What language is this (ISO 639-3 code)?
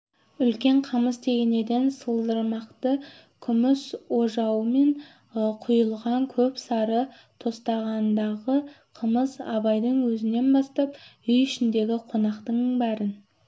kaz